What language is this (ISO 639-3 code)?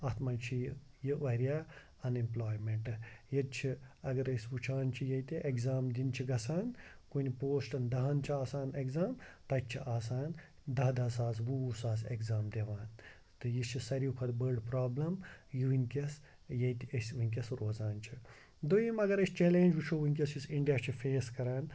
kas